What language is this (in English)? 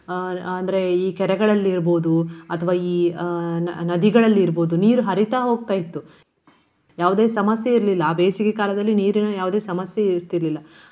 Kannada